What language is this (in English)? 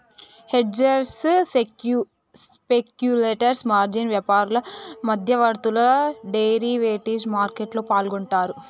Telugu